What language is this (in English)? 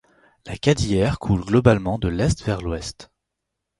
French